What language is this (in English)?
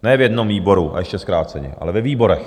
Czech